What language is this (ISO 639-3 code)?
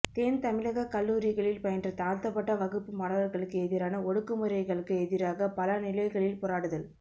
tam